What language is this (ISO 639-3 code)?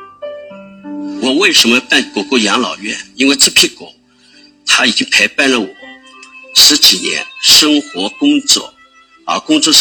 zho